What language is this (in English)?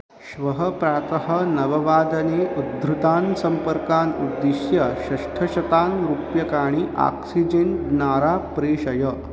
Sanskrit